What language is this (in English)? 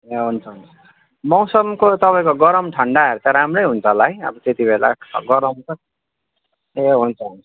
Nepali